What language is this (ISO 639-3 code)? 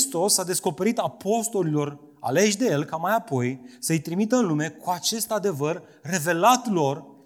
ron